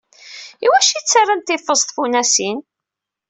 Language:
Kabyle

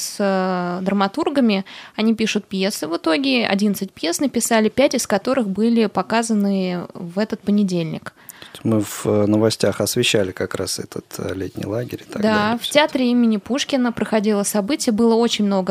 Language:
Russian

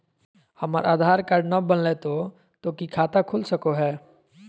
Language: Magahi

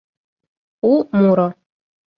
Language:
Mari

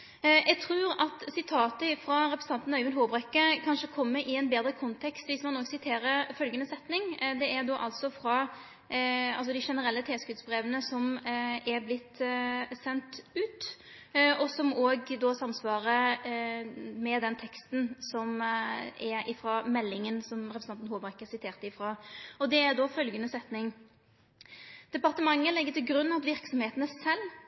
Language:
Norwegian Nynorsk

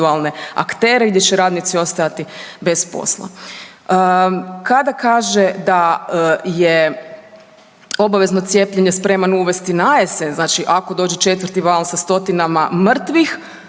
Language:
Croatian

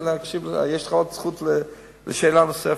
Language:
Hebrew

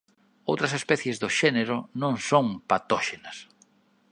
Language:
Galician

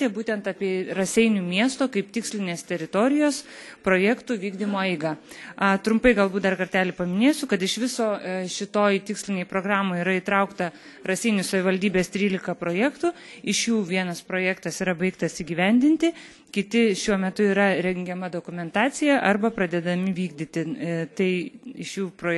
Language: Lithuanian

